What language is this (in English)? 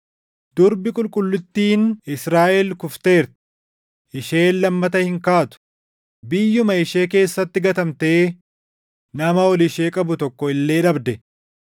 Oromo